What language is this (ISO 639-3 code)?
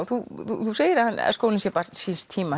isl